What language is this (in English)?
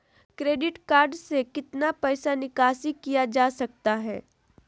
Magahi